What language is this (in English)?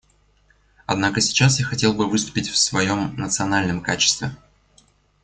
Russian